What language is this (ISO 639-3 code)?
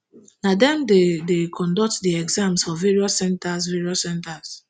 pcm